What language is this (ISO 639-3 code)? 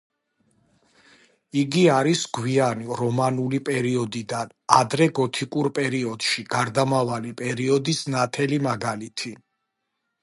kat